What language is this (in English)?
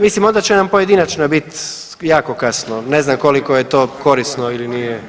Croatian